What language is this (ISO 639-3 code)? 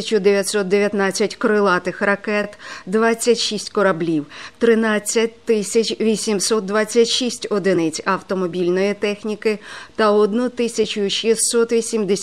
ukr